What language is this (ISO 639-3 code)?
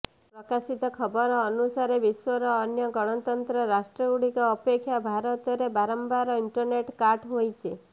ori